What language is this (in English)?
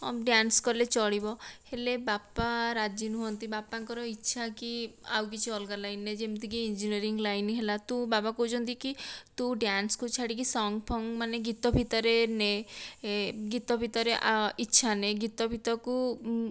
Odia